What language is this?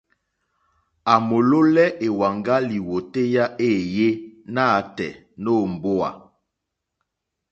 Mokpwe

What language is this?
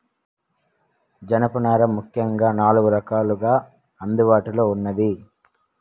Telugu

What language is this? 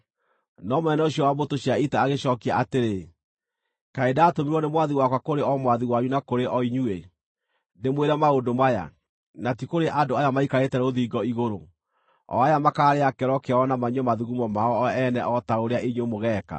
Kikuyu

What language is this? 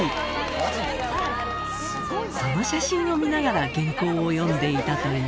Japanese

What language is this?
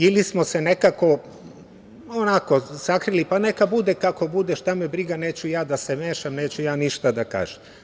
Serbian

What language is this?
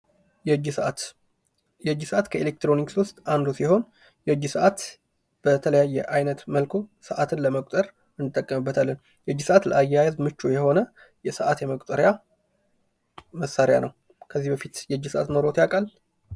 Amharic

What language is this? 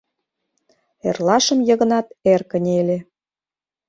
Mari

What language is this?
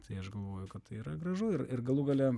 Lithuanian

